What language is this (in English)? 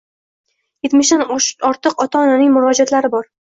Uzbek